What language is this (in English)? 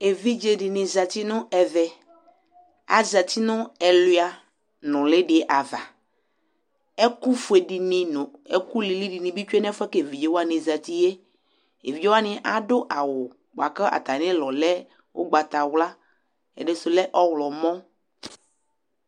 Ikposo